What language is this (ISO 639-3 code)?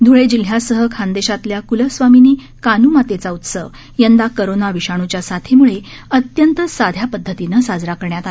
mar